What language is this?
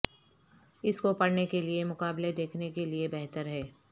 Urdu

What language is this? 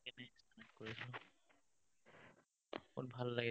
Assamese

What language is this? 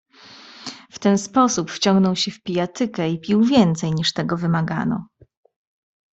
Polish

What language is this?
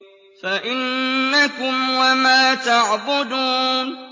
Arabic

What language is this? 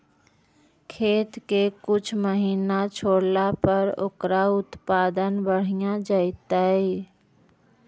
Magahi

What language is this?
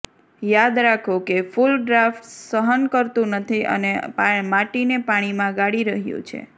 Gujarati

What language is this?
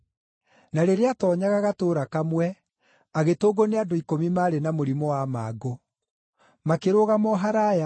Kikuyu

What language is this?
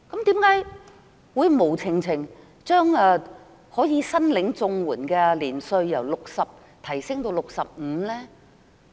Cantonese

